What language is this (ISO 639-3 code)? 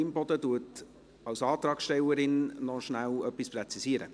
gsw